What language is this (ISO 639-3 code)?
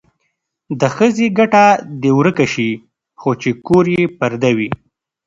pus